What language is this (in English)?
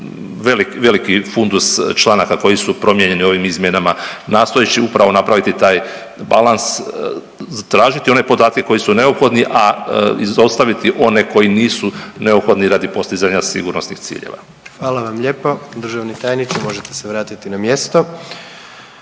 Croatian